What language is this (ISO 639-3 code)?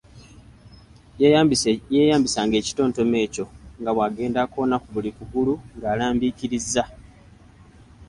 lug